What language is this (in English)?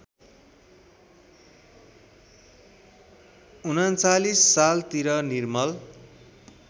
Nepali